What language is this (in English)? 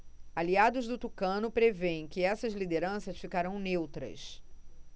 Portuguese